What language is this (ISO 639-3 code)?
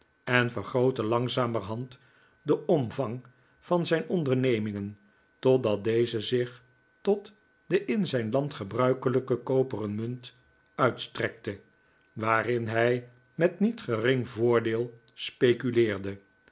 nld